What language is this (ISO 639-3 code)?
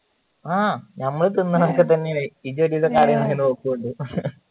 mal